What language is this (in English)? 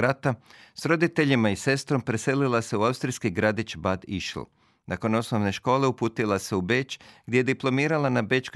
Croatian